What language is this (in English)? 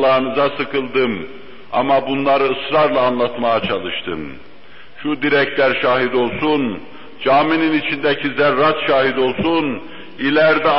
Turkish